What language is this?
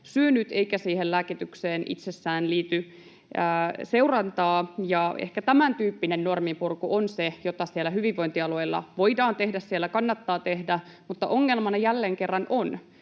Finnish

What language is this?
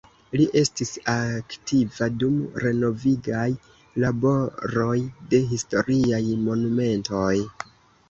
Esperanto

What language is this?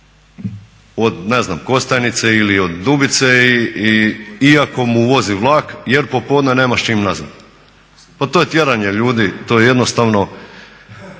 Croatian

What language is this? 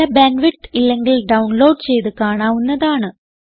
Malayalam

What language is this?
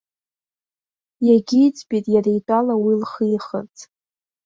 Abkhazian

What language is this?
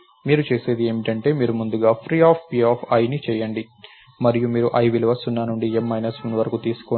Telugu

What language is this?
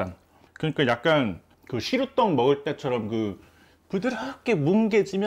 Korean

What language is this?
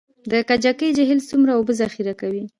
Pashto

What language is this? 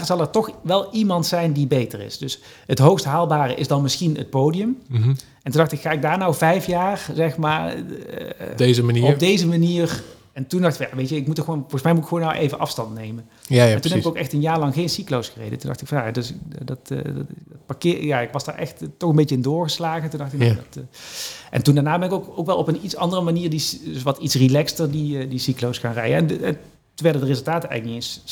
Dutch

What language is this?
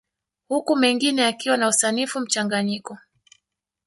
Swahili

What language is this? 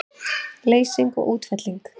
Icelandic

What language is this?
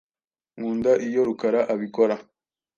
Kinyarwanda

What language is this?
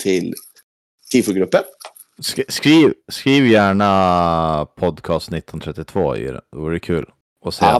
Swedish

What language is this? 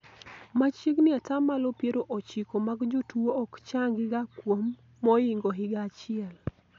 Luo (Kenya and Tanzania)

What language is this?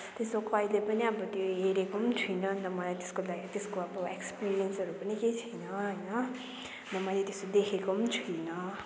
Nepali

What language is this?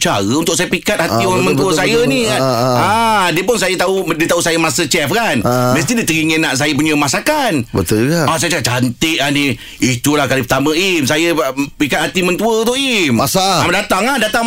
Malay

